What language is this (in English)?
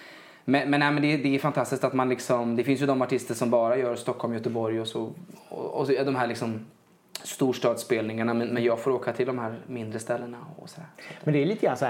Swedish